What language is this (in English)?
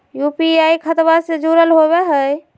Magahi